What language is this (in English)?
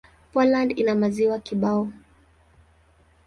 Swahili